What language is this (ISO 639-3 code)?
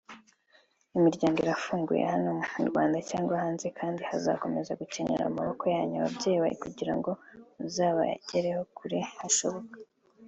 kin